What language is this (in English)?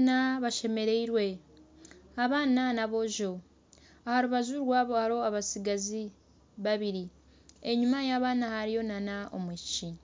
Nyankole